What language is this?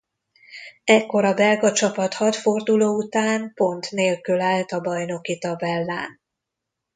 Hungarian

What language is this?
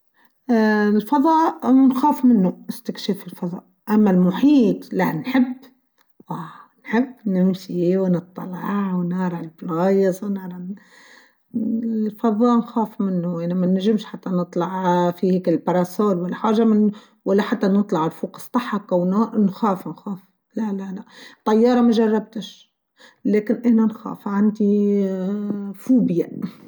Tunisian Arabic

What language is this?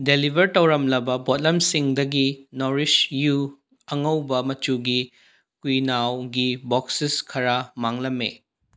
Manipuri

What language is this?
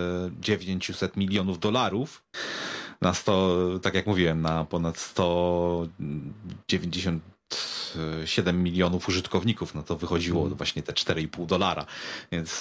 Polish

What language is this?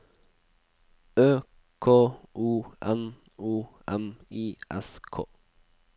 Norwegian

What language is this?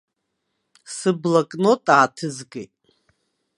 Abkhazian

